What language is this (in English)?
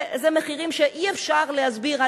Hebrew